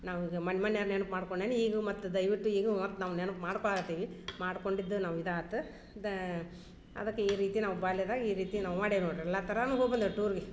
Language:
Kannada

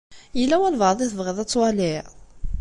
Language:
Kabyle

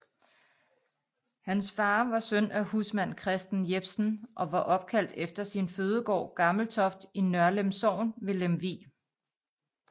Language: Danish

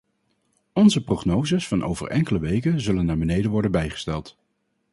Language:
Dutch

